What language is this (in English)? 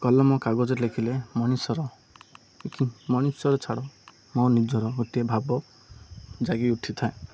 Odia